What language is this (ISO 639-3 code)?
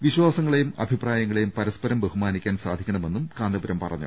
mal